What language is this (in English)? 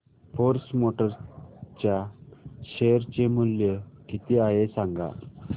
Marathi